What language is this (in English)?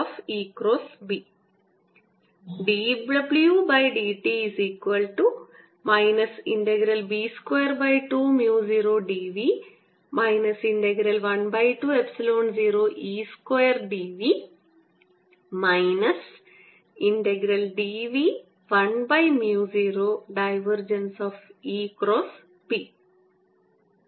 Malayalam